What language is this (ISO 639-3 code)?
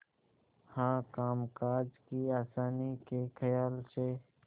hin